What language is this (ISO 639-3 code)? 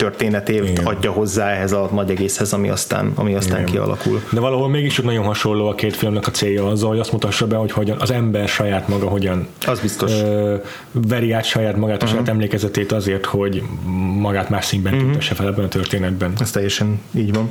hun